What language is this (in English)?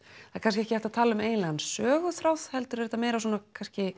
Icelandic